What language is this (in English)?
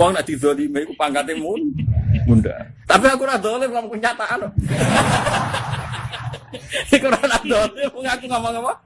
Indonesian